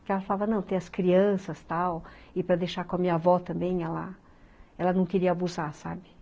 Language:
Portuguese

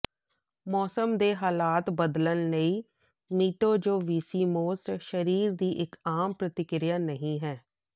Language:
Punjabi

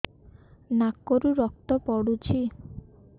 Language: Odia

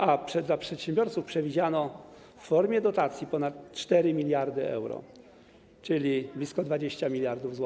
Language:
Polish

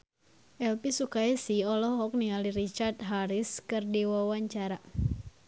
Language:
Sundanese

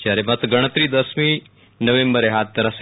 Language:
Gujarati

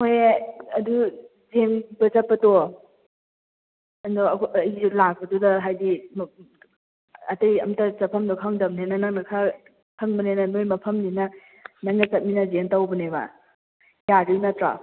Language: Manipuri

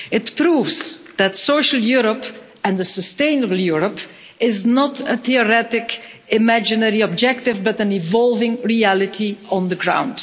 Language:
English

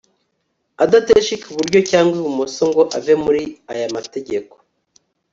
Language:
Kinyarwanda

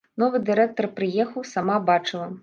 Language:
Belarusian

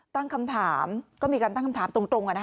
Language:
Thai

